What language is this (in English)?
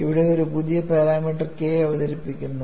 Malayalam